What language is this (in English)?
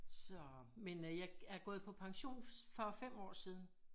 Danish